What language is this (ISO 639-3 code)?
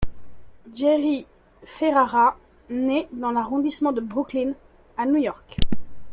fra